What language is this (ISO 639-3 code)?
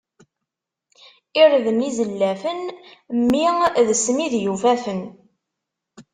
kab